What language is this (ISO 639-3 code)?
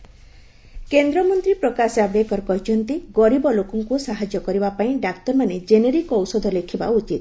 ori